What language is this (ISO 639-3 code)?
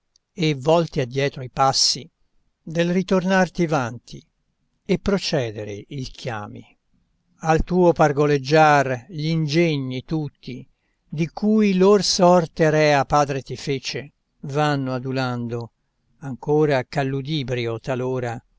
ita